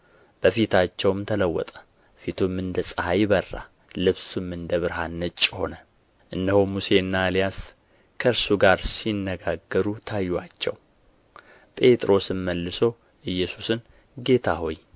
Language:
Amharic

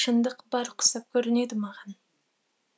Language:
Kazakh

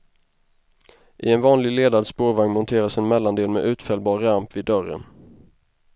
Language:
Swedish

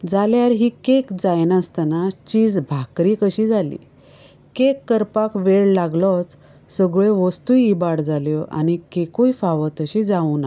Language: Konkani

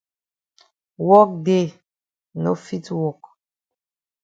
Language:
Cameroon Pidgin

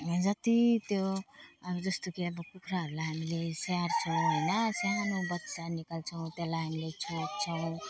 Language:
Nepali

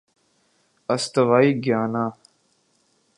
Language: Urdu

